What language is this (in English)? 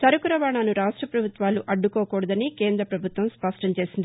Telugu